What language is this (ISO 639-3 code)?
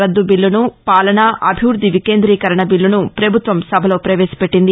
tel